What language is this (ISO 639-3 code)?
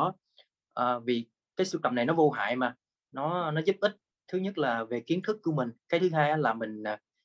vie